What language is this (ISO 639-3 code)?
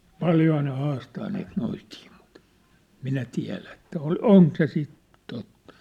fin